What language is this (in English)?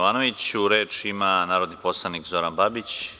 Serbian